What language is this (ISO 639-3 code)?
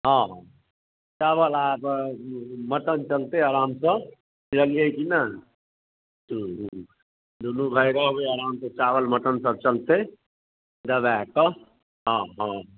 mai